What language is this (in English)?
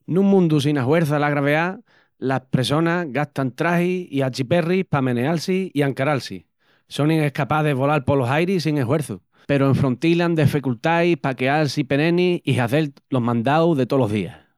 Extremaduran